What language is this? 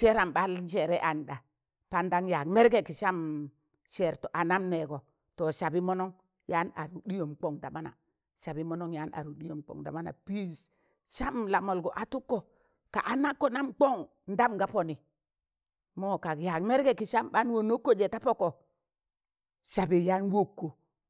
Tangale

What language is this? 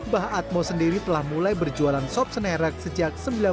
Indonesian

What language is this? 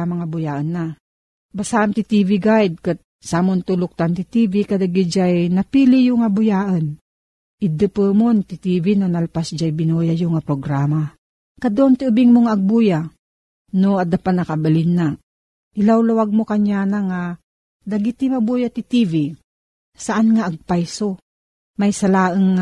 Filipino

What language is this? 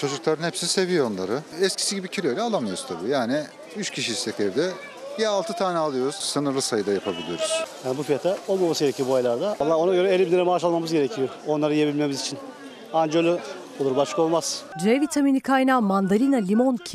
Turkish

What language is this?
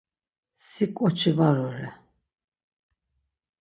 Laz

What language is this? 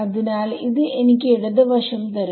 Malayalam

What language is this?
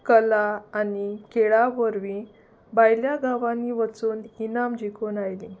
Konkani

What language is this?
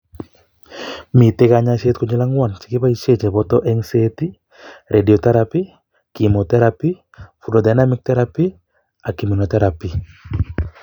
Kalenjin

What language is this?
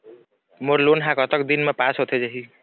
Chhattisgarhi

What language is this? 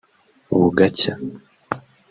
Kinyarwanda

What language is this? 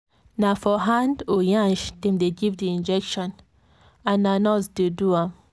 Nigerian Pidgin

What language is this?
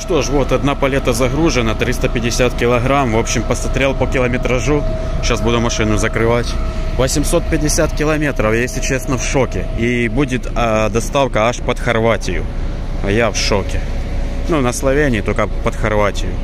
Russian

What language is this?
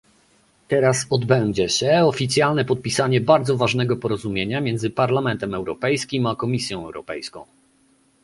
Polish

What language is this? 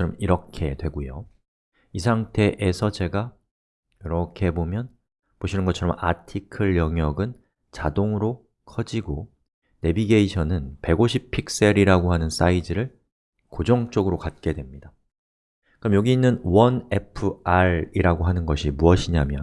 Korean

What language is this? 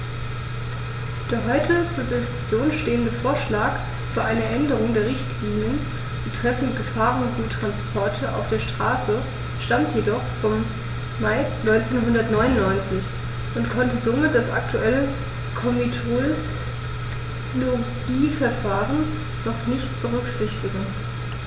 German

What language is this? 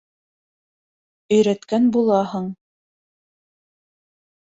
Bashkir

